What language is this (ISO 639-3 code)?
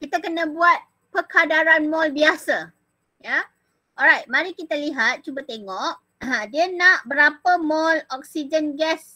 msa